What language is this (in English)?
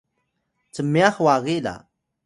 Atayal